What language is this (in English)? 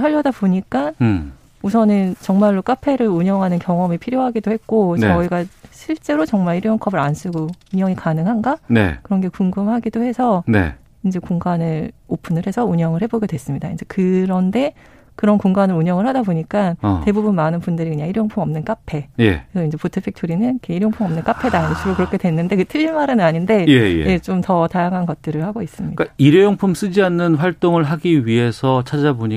Korean